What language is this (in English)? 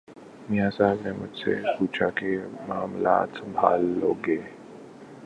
Urdu